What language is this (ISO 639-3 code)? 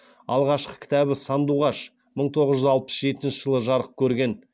kaz